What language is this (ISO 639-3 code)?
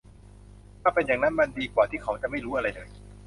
tha